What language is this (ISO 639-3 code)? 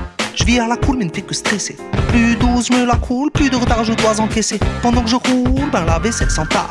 fra